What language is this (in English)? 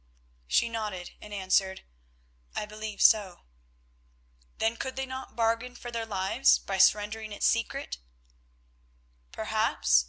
English